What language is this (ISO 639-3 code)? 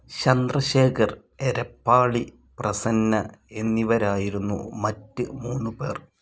mal